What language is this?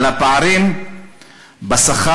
Hebrew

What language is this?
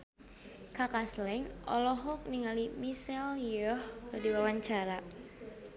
Sundanese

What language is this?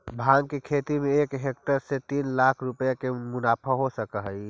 Magahi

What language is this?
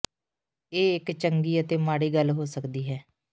Punjabi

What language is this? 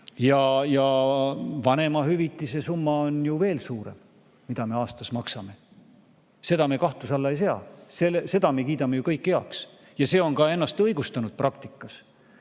Estonian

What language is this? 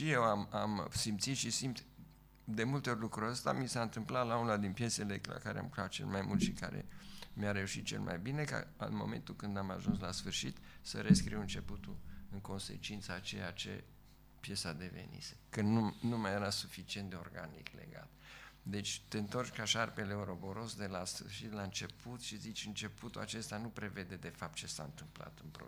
Romanian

